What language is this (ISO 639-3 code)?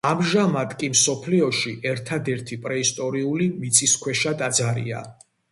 kat